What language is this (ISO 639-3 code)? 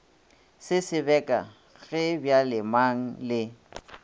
nso